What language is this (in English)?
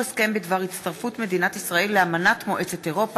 Hebrew